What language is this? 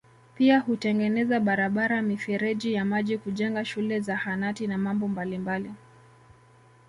Swahili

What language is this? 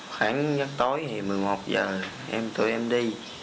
Vietnamese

